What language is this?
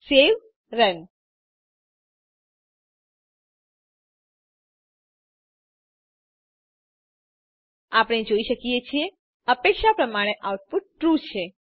Gujarati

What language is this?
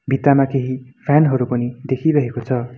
Nepali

